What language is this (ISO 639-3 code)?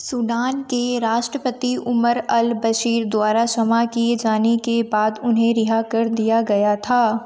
hin